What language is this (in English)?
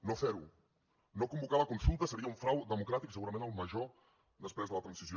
Catalan